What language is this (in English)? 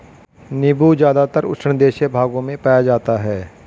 Hindi